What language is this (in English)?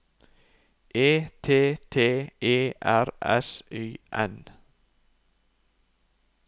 Norwegian